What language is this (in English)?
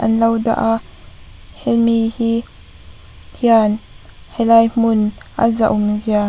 Mizo